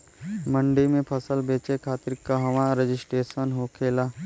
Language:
Bhojpuri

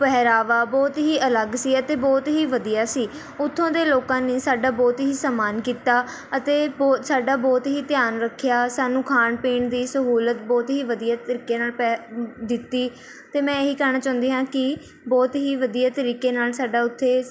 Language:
Punjabi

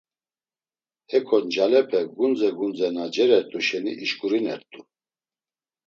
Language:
Laz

